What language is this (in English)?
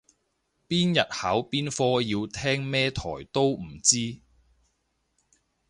Cantonese